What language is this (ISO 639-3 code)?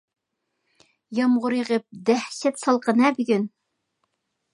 uig